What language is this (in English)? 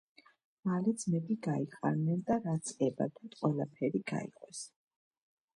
Georgian